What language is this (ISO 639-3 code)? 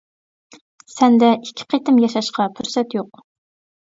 uig